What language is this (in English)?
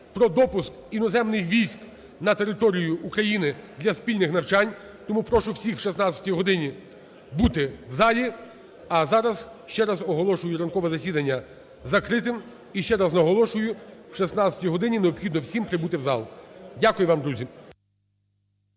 Ukrainian